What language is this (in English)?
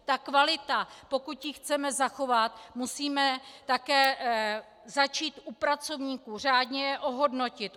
Czech